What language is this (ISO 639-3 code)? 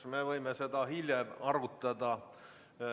est